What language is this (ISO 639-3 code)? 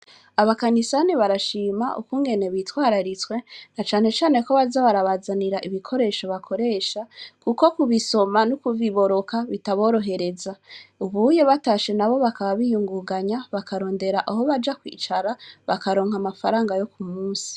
run